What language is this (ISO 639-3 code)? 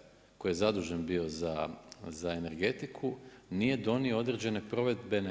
hrv